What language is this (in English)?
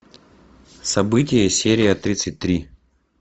Russian